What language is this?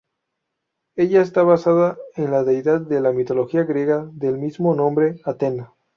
Spanish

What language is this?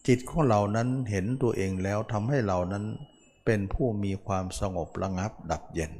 Thai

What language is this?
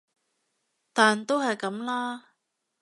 Cantonese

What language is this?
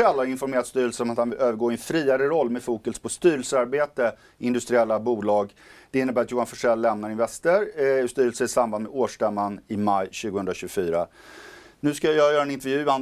Swedish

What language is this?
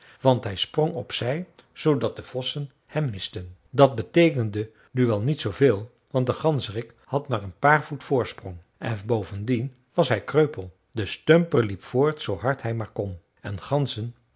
Dutch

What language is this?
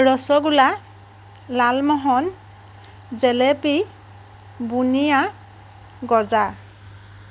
Assamese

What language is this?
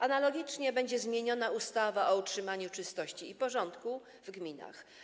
Polish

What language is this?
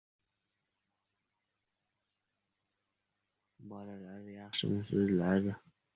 Uzbek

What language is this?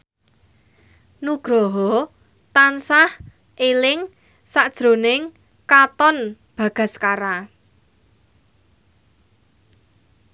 Javanese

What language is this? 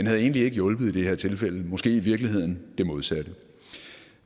Danish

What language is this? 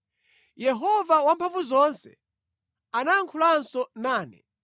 Nyanja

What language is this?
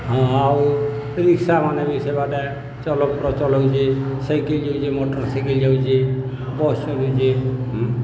Odia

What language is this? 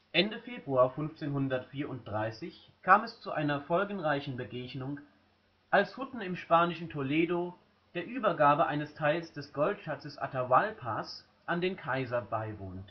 German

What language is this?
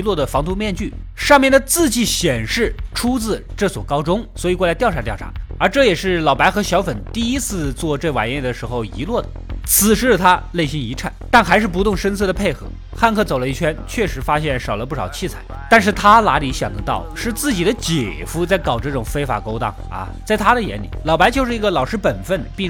Chinese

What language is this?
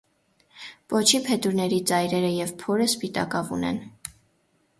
Armenian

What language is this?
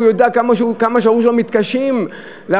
Hebrew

